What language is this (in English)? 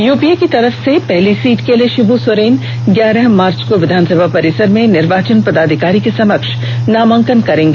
Hindi